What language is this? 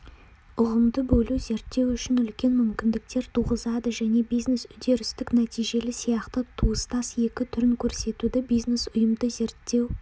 Kazakh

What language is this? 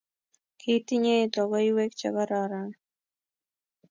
Kalenjin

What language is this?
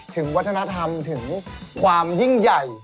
Thai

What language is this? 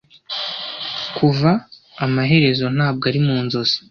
Kinyarwanda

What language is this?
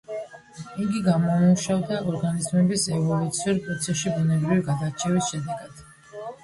Georgian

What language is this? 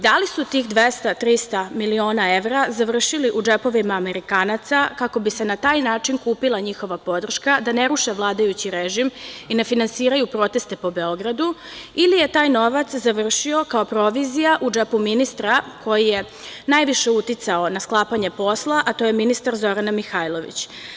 Serbian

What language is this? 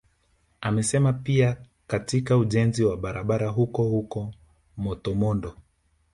Swahili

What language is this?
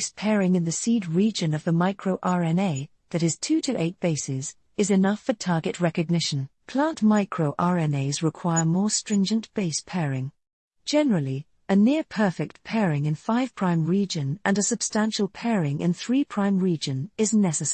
English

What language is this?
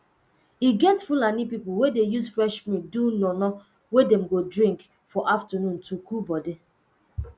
Nigerian Pidgin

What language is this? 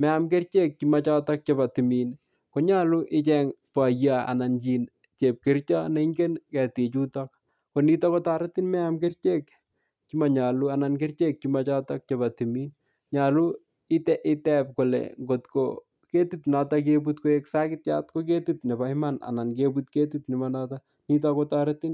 Kalenjin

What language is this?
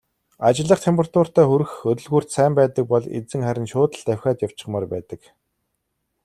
Mongolian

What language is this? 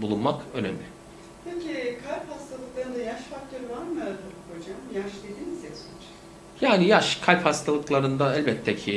Turkish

